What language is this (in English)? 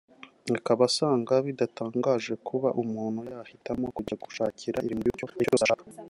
Kinyarwanda